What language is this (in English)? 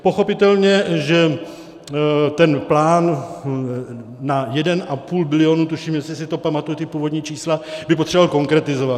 Czech